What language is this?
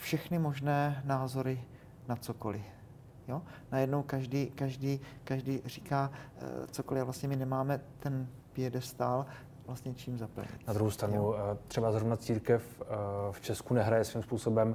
Czech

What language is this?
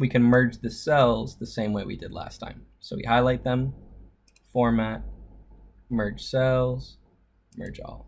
English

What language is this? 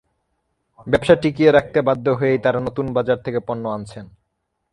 Bangla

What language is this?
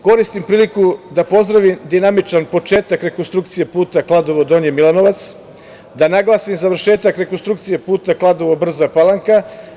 Serbian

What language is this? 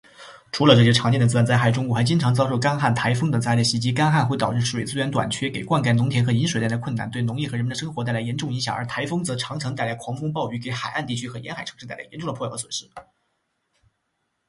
Chinese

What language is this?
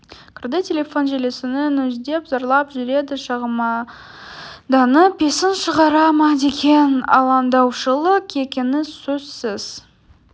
Kazakh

